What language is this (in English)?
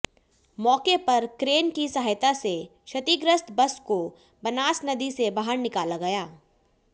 Hindi